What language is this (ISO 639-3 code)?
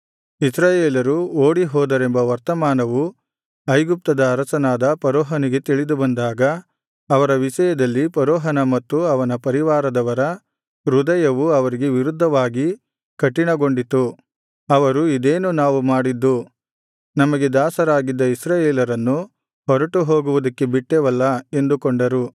kan